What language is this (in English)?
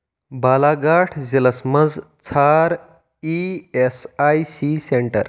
Kashmiri